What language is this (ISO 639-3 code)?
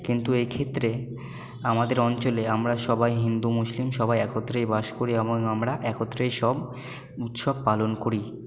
ben